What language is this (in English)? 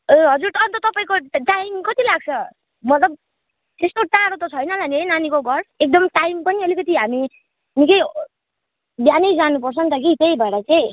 Nepali